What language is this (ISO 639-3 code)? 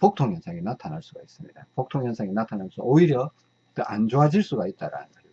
kor